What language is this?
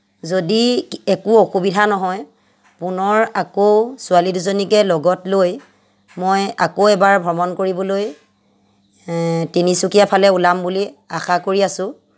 Assamese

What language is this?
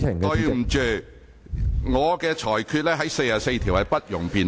Cantonese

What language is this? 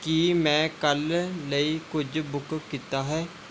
Punjabi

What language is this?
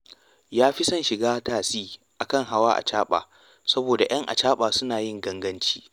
Hausa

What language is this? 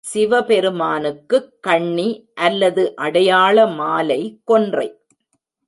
Tamil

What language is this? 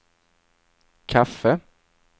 Swedish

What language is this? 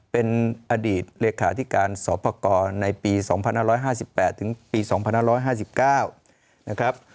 Thai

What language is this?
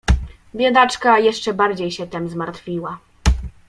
Polish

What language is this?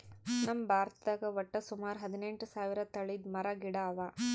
Kannada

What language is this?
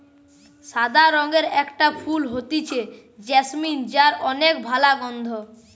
Bangla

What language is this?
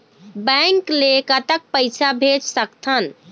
Chhattisgarhi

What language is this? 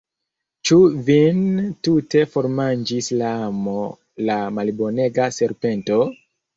Esperanto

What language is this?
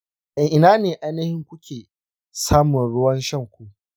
Hausa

